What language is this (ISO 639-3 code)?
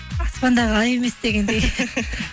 kaz